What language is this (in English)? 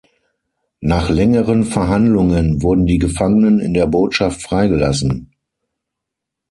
German